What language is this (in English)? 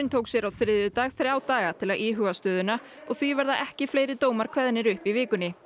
Icelandic